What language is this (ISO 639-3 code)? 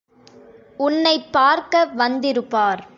tam